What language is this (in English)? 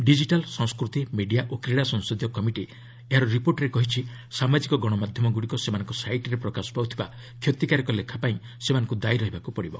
Odia